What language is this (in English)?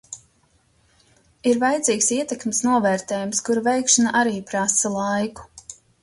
Latvian